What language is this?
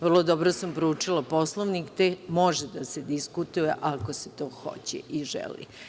Serbian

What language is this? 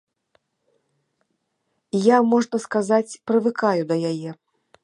Belarusian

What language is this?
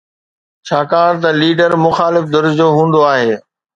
Sindhi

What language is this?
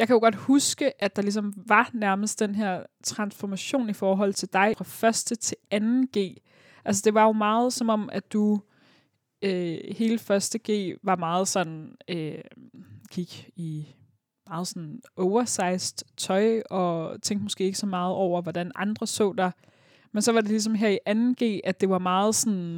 Danish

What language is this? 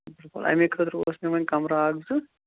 Kashmiri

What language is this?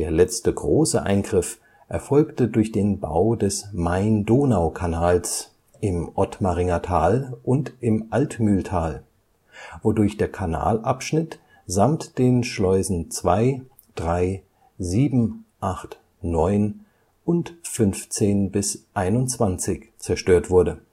German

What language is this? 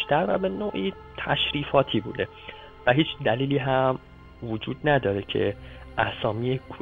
Persian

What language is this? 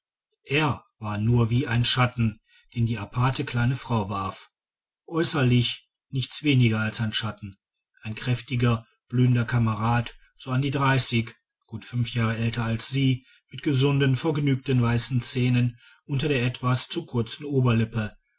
German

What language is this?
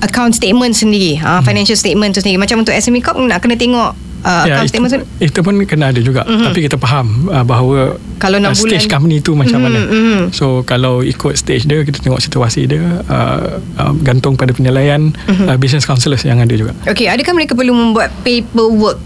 Malay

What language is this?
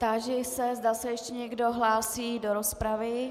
Czech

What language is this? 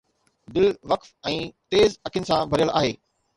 Sindhi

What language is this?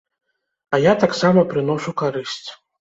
Belarusian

